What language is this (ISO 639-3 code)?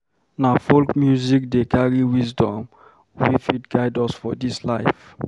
pcm